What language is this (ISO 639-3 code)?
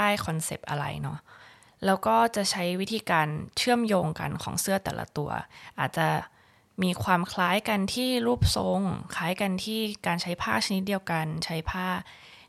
tha